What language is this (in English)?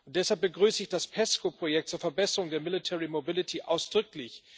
German